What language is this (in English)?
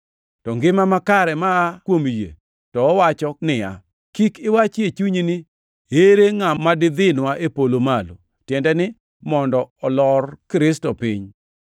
Luo (Kenya and Tanzania)